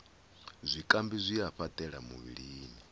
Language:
Venda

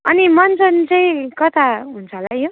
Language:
Nepali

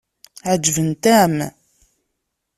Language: Kabyle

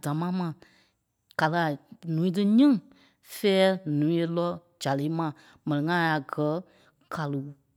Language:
Kpelle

